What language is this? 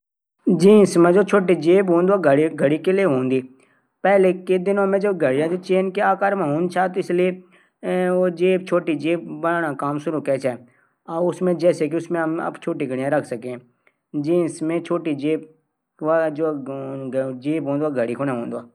Garhwali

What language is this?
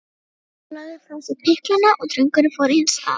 Icelandic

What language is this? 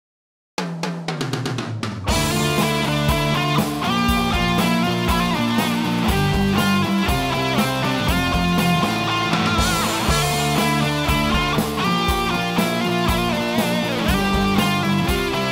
Greek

